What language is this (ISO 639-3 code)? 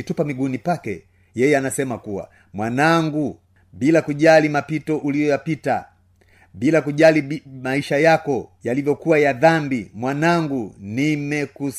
swa